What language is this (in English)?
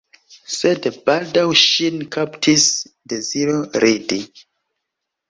Esperanto